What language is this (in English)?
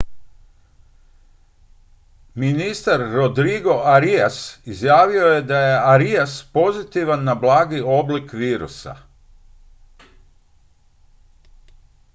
Croatian